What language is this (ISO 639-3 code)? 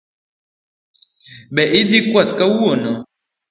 luo